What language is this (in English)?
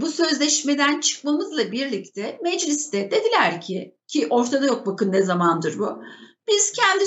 Turkish